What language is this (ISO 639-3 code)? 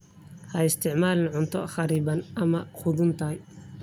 som